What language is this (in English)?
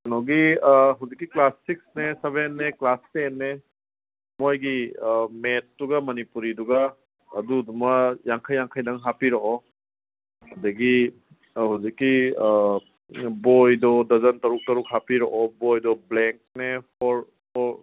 Manipuri